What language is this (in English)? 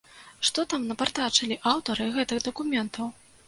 Belarusian